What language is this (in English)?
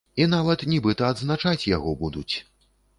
Belarusian